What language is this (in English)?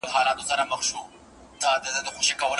Pashto